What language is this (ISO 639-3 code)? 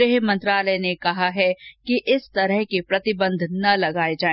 hin